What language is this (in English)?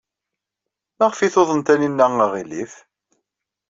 Kabyle